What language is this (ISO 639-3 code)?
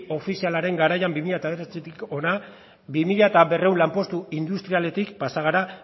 eus